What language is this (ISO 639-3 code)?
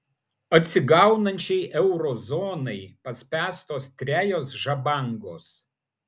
lit